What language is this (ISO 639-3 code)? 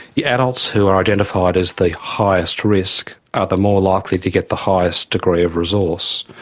eng